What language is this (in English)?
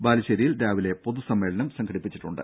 Malayalam